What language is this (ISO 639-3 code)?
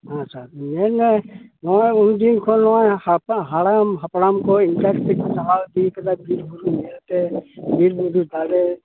sat